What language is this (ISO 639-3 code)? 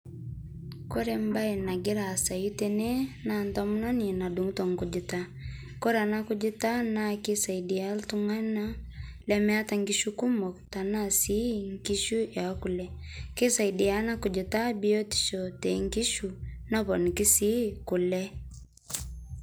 mas